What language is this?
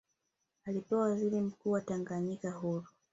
Swahili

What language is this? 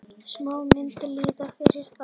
Icelandic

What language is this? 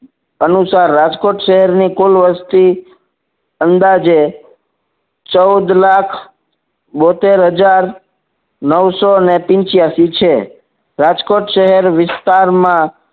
Gujarati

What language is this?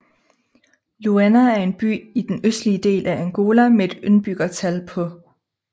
Danish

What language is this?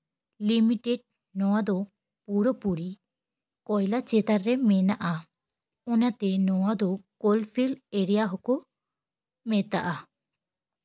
Santali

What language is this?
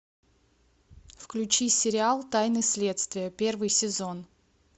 Russian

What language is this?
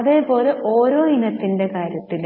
Malayalam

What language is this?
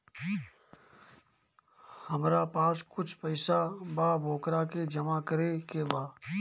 Bhojpuri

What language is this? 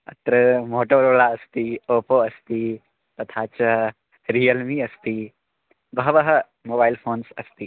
Sanskrit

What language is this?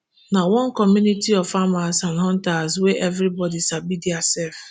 Nigerian Pidgin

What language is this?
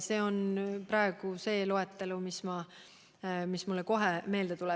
Estonian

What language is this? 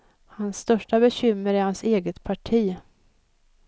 Swedish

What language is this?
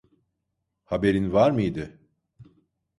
Turkish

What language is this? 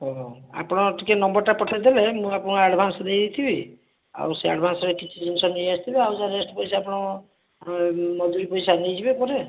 Odia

